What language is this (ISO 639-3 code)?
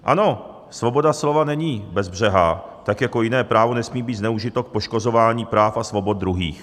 ces